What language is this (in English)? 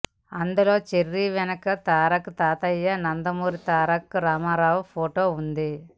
Telugu